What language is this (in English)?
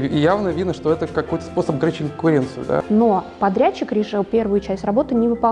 Russian